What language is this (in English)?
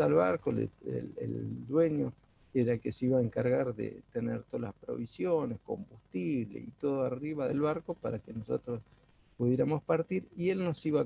Spanish